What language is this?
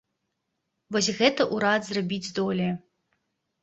Belarusian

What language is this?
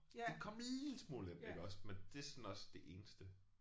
Danish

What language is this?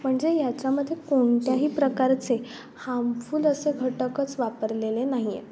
Marathi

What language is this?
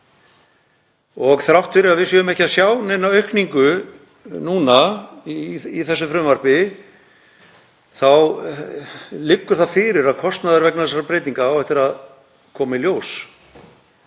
Icelandic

